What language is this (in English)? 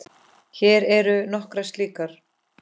Icelandic